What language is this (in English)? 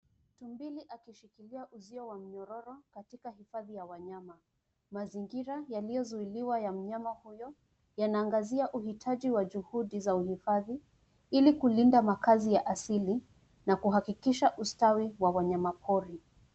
Swahili